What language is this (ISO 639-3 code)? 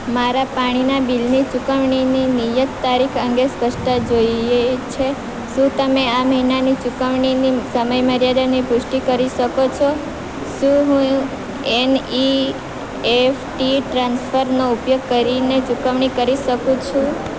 guj